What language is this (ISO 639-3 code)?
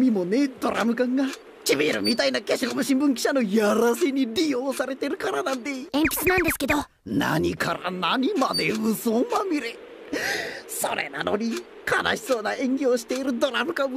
jpn